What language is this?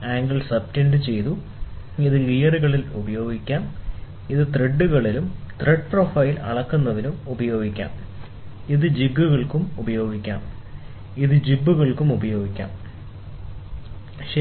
Malayalam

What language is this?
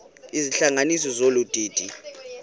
Xhosa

